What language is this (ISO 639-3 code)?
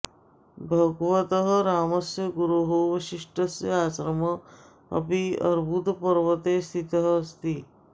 san